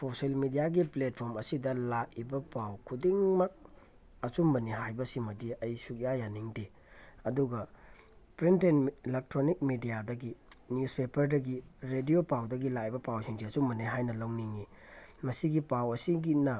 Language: Manipuri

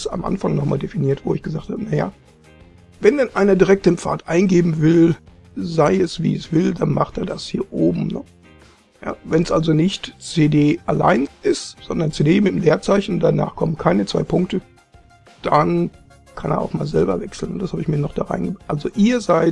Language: German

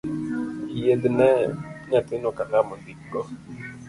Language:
Luo (Kenya and Tanzania)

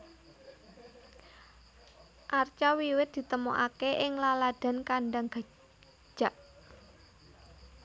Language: Javanese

